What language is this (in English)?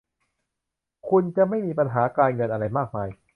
Thai